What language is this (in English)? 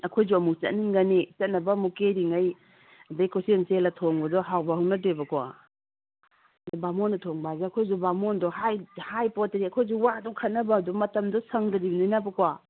Manipuri